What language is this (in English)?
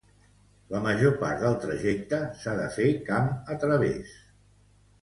Catalan